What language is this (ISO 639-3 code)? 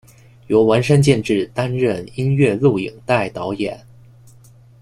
zho